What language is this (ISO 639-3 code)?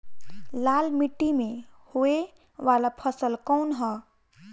bho